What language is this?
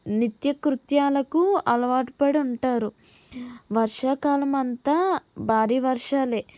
Telugu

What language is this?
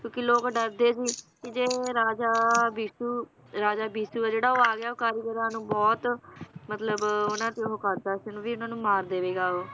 Punjabi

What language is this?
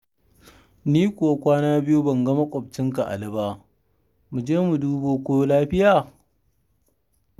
Hausa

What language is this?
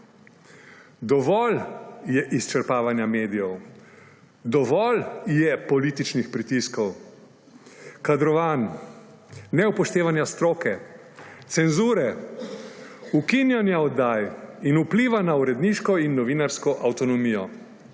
Slovenian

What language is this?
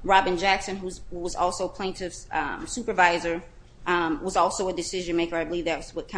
English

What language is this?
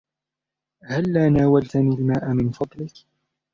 Arabic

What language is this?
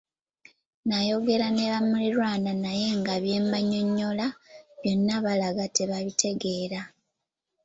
Ganda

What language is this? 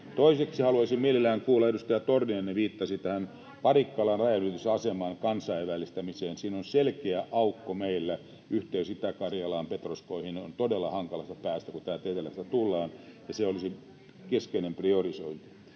Finnish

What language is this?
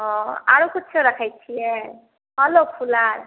Maithili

